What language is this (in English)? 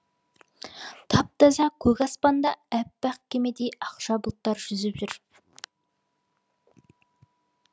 Kazakh